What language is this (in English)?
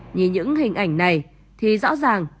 Vietnamese